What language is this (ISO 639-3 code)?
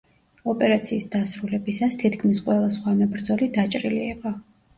kat